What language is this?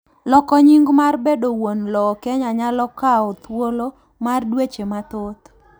Luo (Kenya and Tanzania)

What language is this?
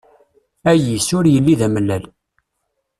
Kabyle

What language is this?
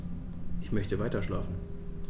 German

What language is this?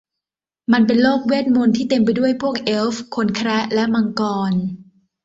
Thai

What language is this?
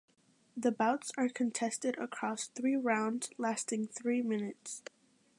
English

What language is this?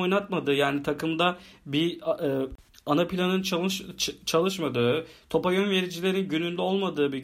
Turkish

